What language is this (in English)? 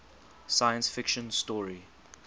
English